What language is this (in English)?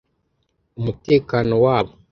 Kinyarwanda